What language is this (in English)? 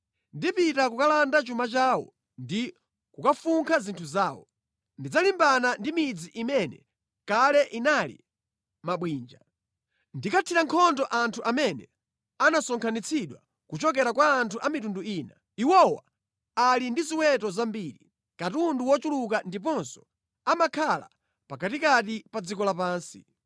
Nyanja